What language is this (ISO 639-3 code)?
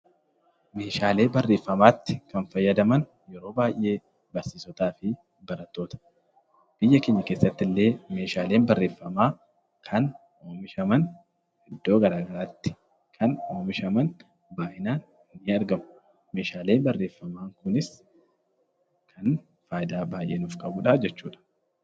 orm